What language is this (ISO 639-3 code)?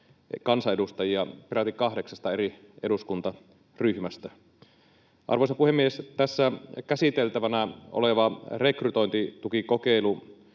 fin